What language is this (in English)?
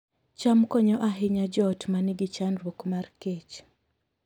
Luo (Kenya and Tanzania)